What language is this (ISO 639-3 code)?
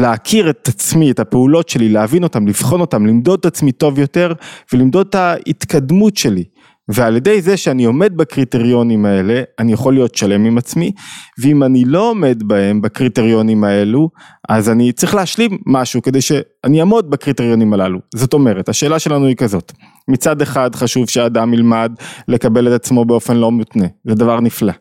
heb